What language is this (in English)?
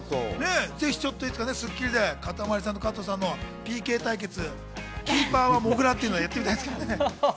Japanese